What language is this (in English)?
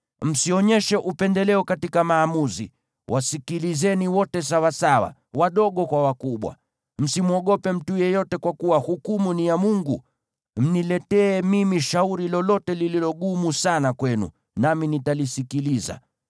Swahili